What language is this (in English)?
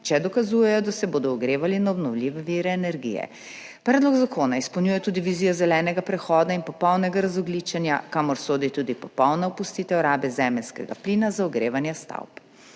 Slovenian